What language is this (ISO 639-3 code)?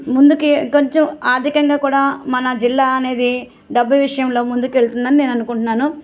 tel